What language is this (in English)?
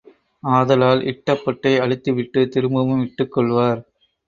Tamil